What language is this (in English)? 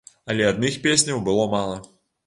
Belarusian